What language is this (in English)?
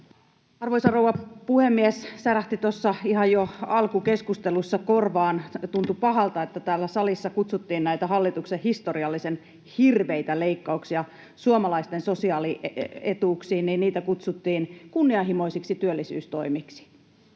Finnish